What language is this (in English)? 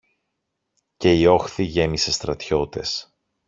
Greek